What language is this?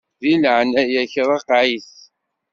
Kabyle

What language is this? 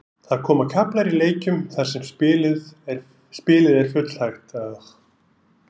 Icelandic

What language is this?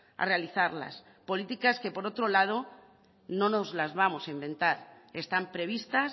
Spanish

